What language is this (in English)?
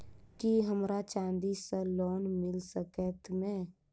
Maithili